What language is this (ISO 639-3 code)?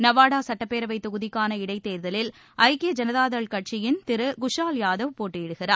tam